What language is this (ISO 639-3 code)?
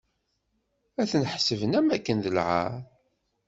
kab